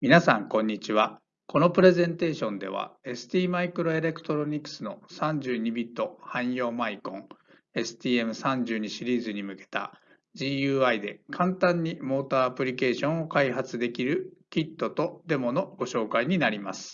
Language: Japanese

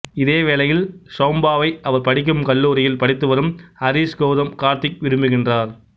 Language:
Tamil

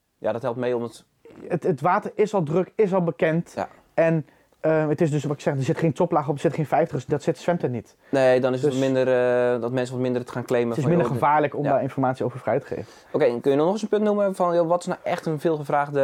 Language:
Dutch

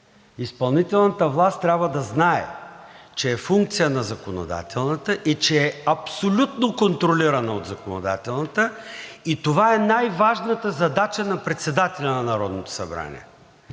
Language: Bulgarian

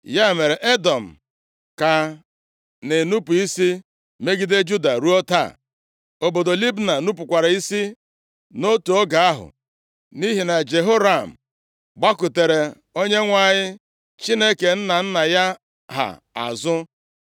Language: Igbo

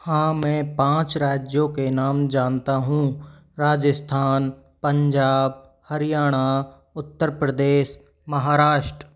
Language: Hindi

